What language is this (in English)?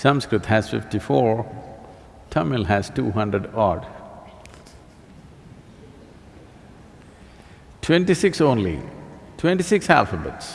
English